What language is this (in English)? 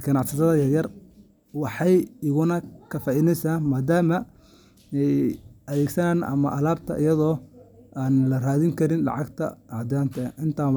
Somali